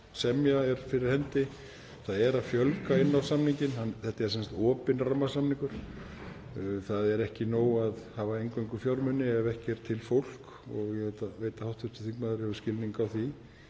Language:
Icelandic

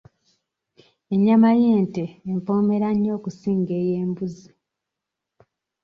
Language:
Ganda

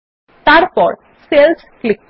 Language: Bangla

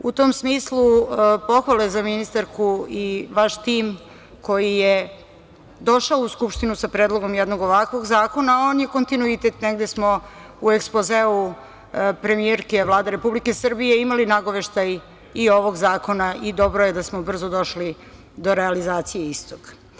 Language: Serbian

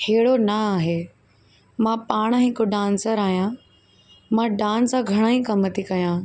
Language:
Sindhi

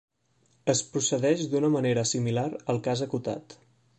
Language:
Catalan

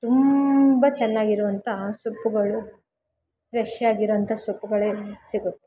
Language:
Kannada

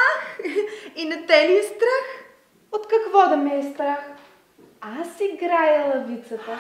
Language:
Portuguese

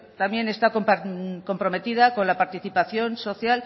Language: Spanish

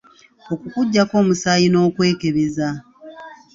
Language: Ganda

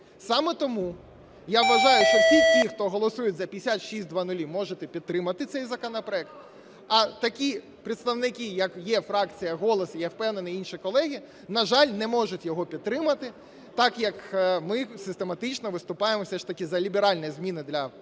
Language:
Ukrainian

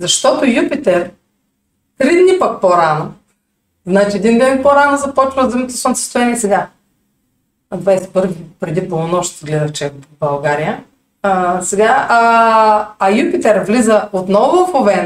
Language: Bulgarian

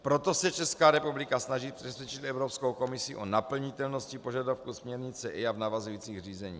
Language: Czech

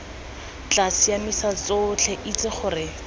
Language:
Tswana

